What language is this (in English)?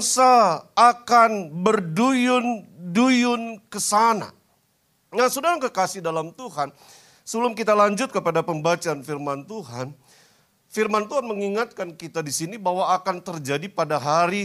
Indonesian